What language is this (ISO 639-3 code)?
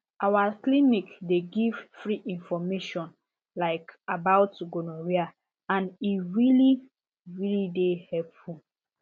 pcm